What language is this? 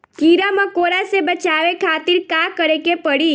Bhojpuri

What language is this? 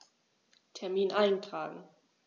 German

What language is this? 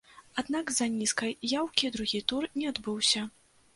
Belarusian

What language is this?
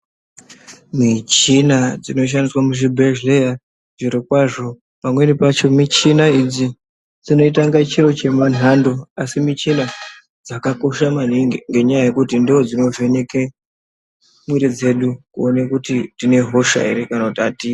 Ndau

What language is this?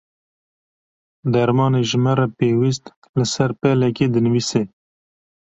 Kurdish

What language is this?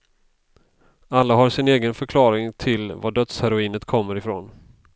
Swedish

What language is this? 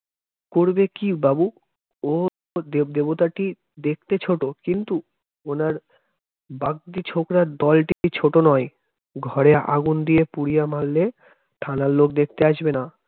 Bangla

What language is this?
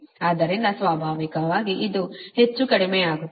Kannada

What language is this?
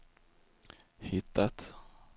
Swedish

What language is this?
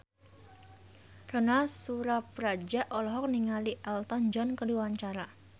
Sundanese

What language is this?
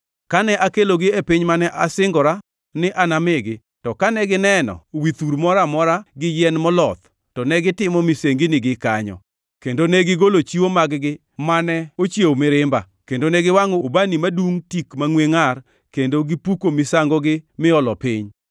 Luo (Kenya and Tanzania)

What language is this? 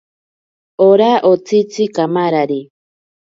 Ashéninka Perené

